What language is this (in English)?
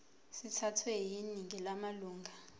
Zulu